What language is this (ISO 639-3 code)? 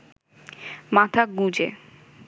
ben